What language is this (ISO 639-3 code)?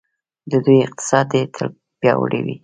pus